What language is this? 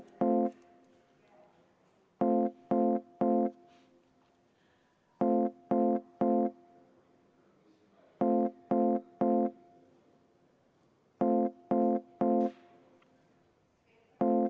Estonian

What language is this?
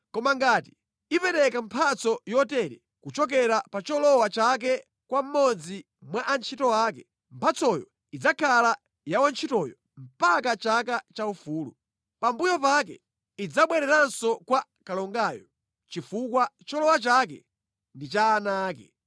Nyanja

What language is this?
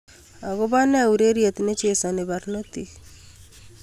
Kalenjin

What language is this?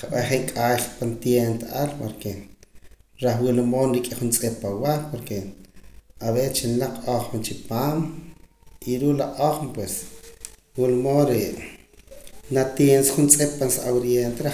Poqomam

